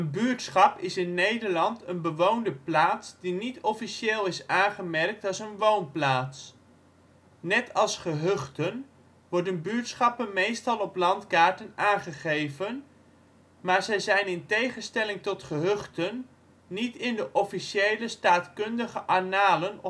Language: Dutch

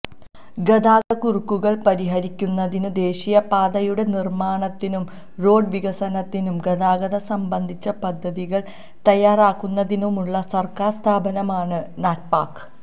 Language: Malayalam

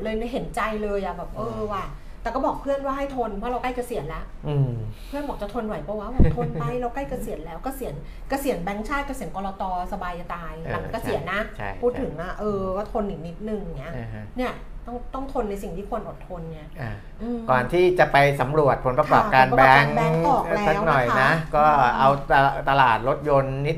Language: Thai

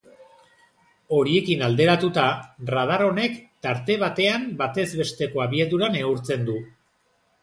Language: Basque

